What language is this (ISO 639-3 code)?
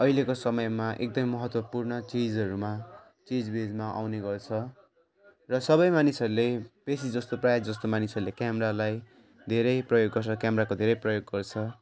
nep